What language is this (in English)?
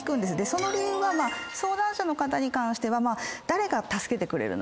Japanese